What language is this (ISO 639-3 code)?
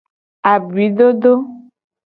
gej